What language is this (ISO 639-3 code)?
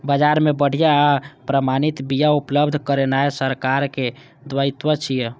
mai